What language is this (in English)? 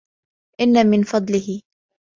Arabic